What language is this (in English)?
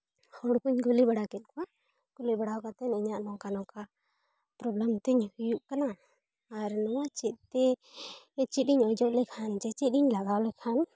Santali